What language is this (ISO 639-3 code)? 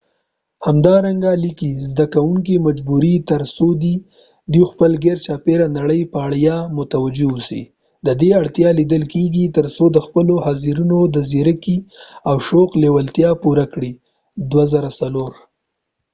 pus